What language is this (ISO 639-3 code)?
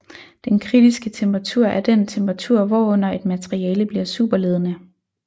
dan